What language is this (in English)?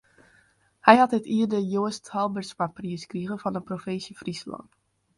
Western Frisian